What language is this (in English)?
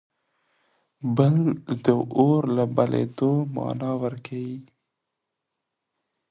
Pashto